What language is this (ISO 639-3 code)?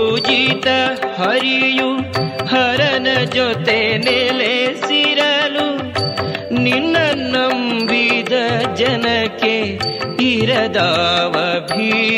kan